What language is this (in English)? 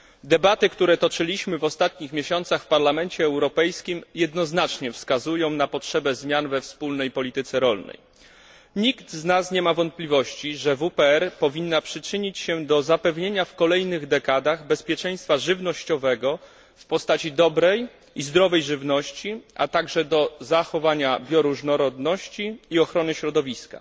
Polish